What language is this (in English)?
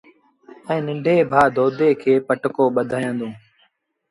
Sindhi Bhil